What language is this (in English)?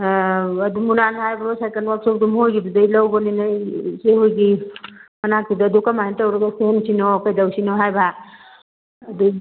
Manipuri